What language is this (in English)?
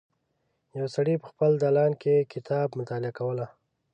Pashto